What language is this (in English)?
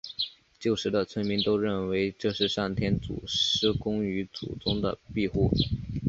Chinese